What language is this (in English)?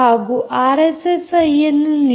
Kannada